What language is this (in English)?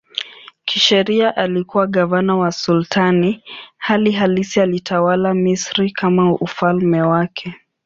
Swahili